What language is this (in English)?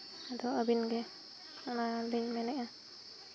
Santali